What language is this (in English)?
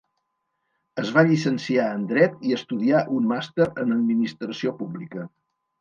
Catalan